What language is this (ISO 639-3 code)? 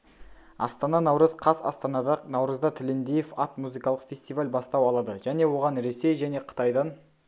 kaz